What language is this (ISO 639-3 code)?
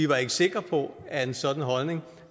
dan